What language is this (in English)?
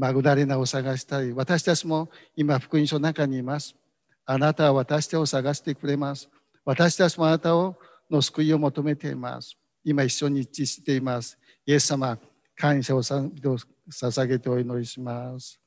Japanese